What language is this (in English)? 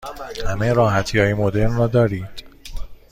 Persian